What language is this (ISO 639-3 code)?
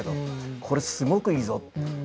jpn